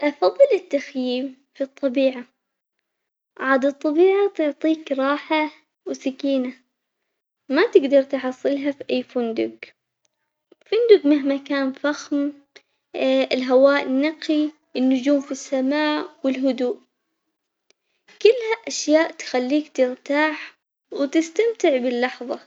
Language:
Omani Arabic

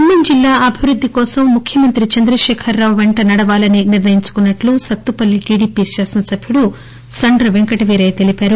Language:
Telugu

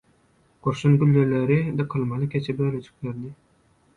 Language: Turkmen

